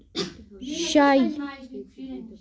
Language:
Kashmiri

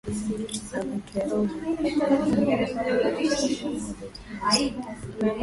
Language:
Swahili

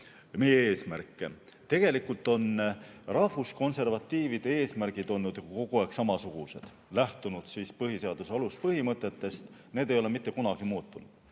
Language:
Estonian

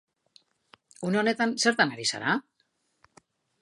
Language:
Basque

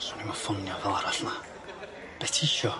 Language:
Welsh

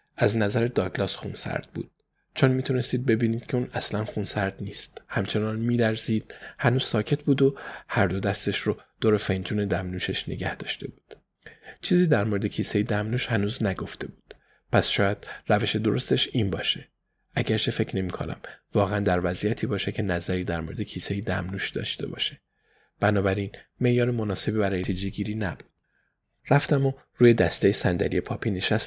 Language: Persian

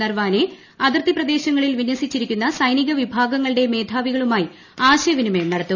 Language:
Malayalam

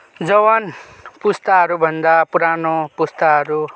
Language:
Nepali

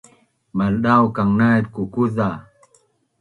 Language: Bunun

